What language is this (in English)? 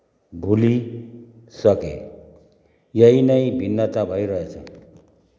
Nepali